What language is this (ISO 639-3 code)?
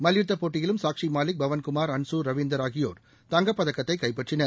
tam